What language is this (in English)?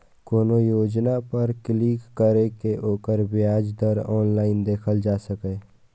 Maithili